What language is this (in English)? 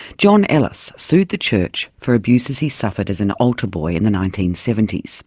English